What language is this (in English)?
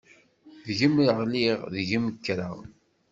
Kabyle